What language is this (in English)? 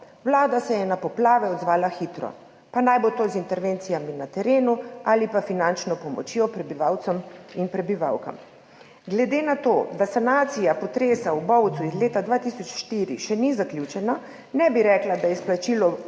Slovenian